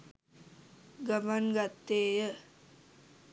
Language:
Sinhala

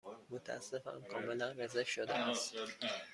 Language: Persian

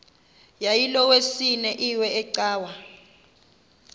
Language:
Xhosa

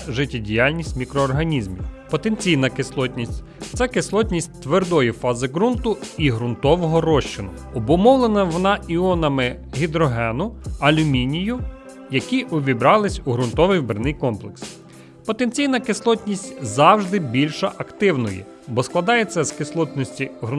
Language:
Ukrainian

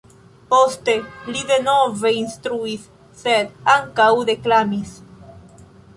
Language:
Esperanto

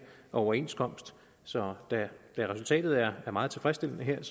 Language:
Danish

